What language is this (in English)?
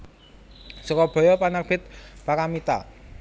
Javanese